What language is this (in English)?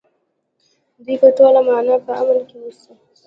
Pashto